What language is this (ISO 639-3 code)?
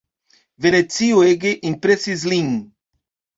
epo